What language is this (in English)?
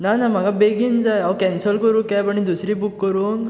Konkani